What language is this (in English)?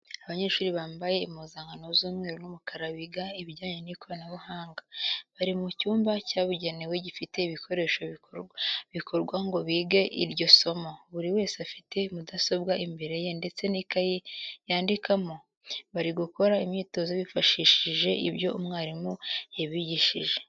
Kinyarwanda